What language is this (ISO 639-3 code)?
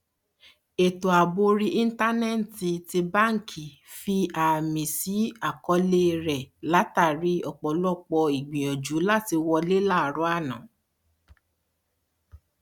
yor